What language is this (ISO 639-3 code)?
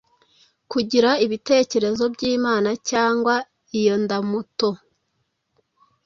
kin